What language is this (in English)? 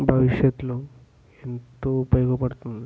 Telugu